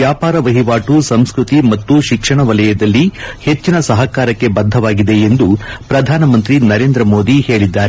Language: Kannada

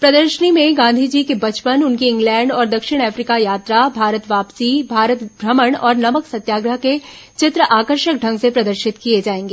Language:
Hindi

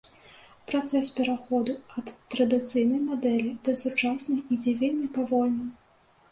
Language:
Belarusian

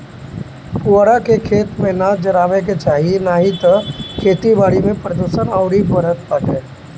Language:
Bhojpuri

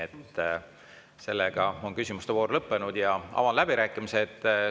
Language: Estonian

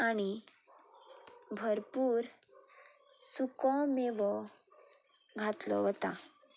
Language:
Konkani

